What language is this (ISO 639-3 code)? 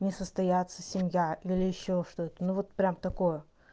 rus